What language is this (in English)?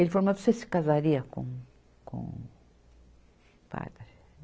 Portuguese